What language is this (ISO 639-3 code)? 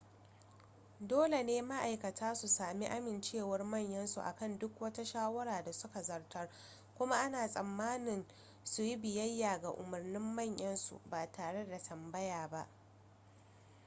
hau